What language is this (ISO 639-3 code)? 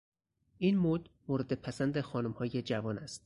fas